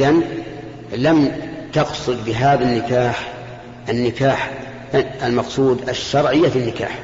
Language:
Arabic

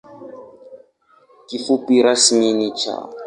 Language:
Swahili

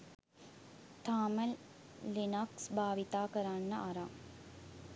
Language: Sinhala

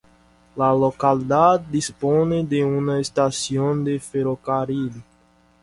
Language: Spanish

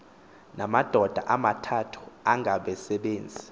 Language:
Xhosa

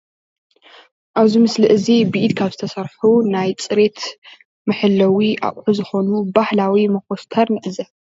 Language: Tigrinya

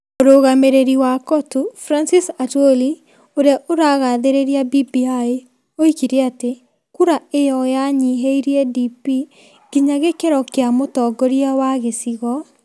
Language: Kikuyu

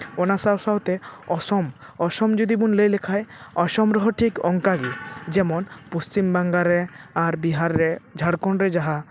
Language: Santali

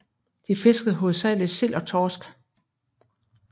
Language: Danish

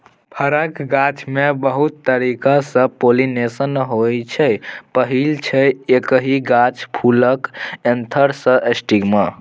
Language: Maithili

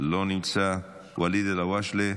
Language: Hebrew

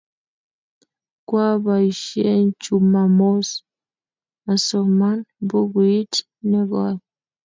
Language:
Kalenjin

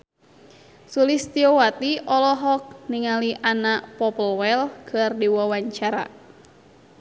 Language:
Sundanese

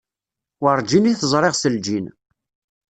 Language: Kabyle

